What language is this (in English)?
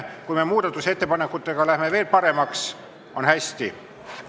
Estonian